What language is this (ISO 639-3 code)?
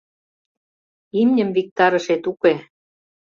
chm